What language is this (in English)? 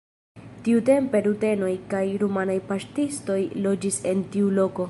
Esperanto